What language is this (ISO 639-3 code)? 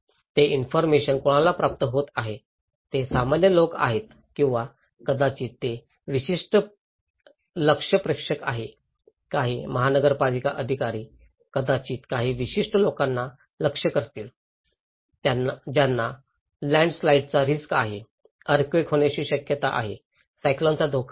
mar